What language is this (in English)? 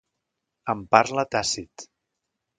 Catalan